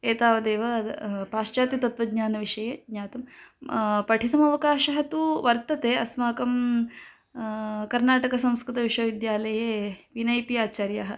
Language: Sanskrit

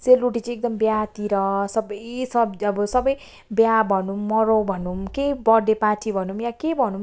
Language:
Nepali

